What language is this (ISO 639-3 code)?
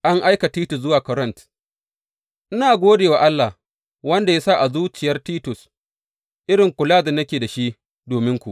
hau